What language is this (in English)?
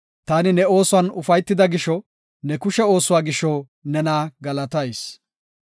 Gofa